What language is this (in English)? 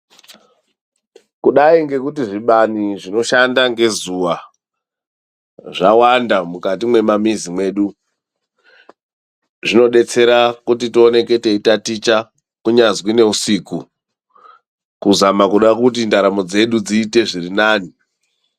Ndau